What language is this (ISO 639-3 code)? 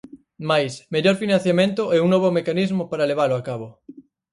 glg